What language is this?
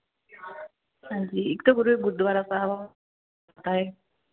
Punjabi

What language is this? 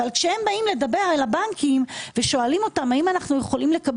Hebrew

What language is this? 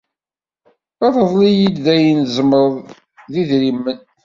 Kabyle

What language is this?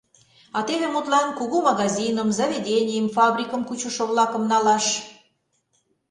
Mari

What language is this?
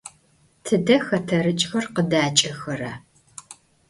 Adyghe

